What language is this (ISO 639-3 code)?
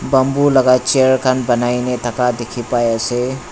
nag